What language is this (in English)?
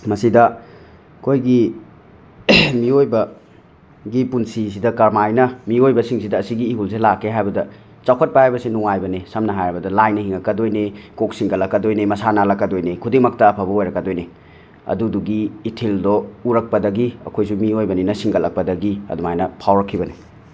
Manipuri